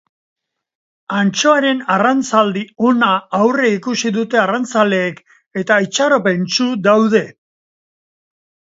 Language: Basque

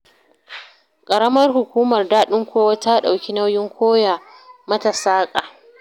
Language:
Hausa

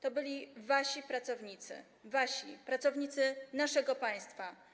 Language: Polish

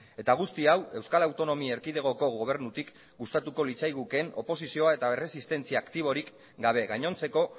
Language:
Basque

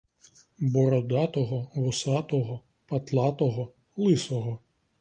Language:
Ukrainian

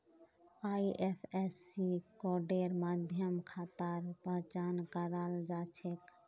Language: Magahi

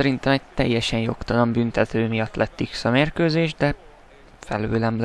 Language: Hungarian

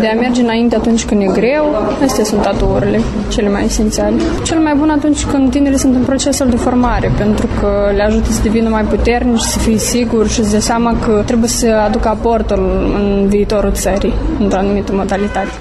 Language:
Romanian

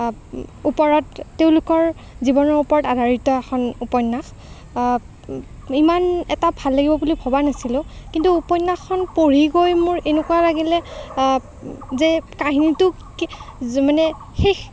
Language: Assamese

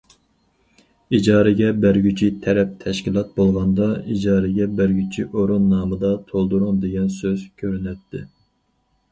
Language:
Uyghur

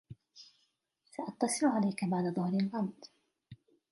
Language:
Arabic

